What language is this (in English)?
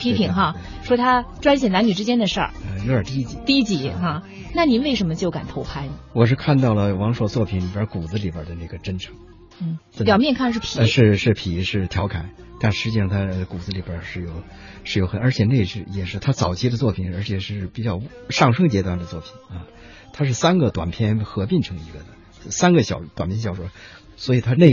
Chinese